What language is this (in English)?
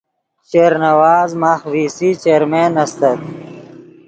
Yidgha